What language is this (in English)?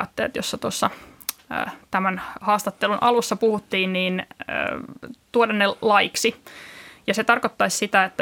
Finnish